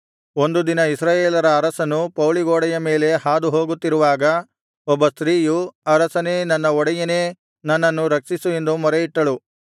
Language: Kannada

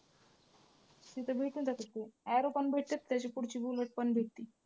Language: Marathi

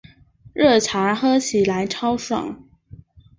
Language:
Chinese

